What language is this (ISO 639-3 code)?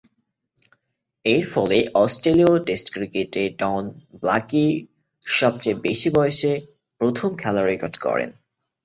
ben